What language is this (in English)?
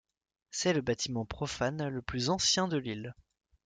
French